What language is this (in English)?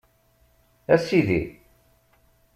Kabyle